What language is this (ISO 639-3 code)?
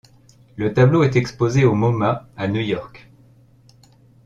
fra